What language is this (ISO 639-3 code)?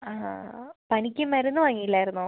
mal